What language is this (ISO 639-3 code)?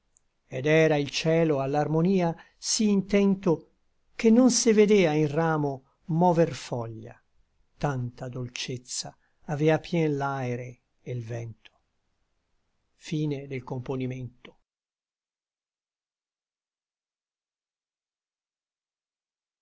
ita